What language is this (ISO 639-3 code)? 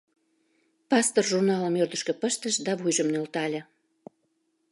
chm